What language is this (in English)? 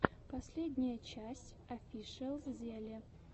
Russian